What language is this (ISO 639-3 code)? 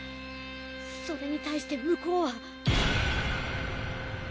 jpn